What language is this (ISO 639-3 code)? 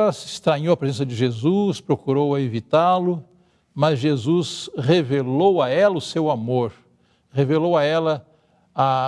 por